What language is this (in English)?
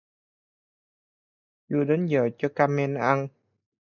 Vietnamese